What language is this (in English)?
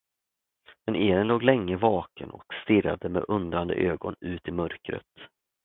Swedish